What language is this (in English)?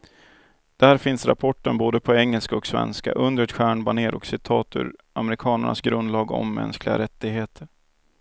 Swedish